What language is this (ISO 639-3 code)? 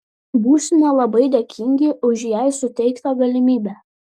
lit